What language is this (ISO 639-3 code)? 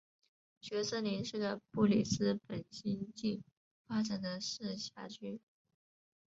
zho